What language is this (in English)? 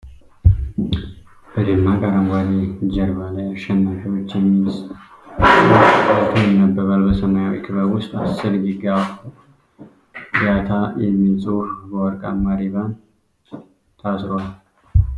Amharic